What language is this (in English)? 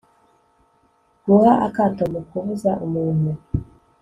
Kinyarwanda